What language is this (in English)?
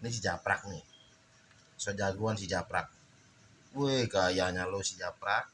Indonesian